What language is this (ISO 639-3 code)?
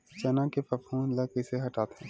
hne